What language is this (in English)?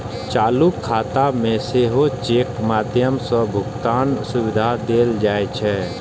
Maithili